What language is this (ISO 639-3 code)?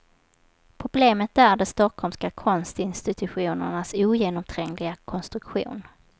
swe